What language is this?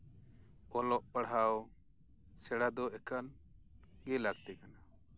Santali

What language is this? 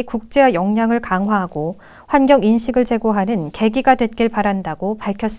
Korean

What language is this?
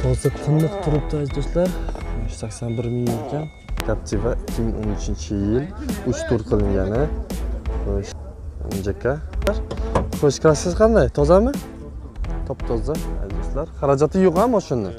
Turkish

